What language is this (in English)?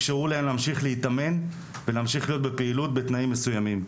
Hebrew